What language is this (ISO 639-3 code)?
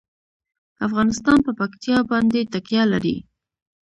pus